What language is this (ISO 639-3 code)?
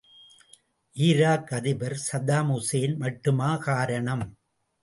tam